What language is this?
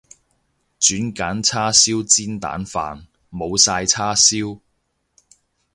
Cantonese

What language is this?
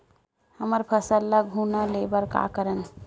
Chhattisgarhi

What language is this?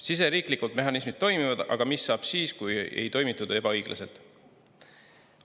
Estonian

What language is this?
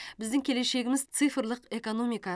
Kazakh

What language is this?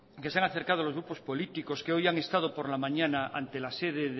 Spanish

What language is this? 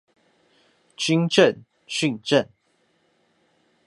Chinese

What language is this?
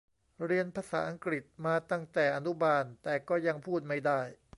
Thai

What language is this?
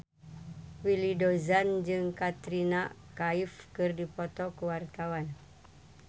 Sundanese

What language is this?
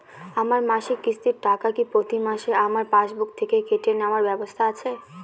Bangla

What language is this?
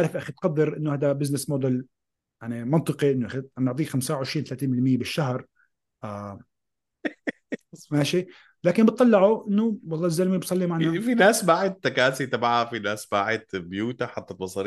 Arabic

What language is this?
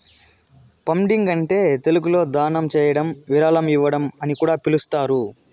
Telugu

